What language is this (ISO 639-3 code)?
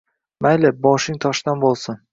uzb